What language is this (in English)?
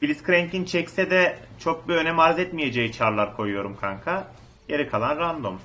Turkish